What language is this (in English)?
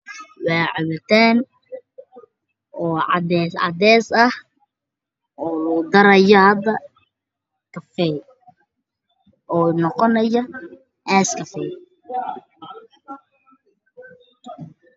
Somali